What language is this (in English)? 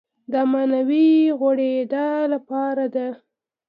Pashto